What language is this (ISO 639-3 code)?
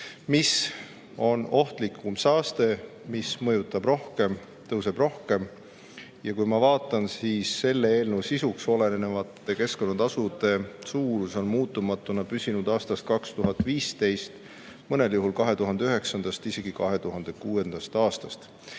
est